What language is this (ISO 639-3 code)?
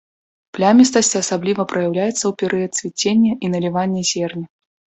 bel